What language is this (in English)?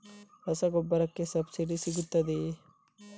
Kannada